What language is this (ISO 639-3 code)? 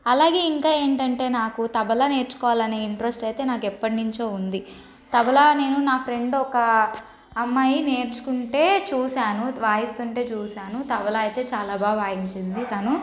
tel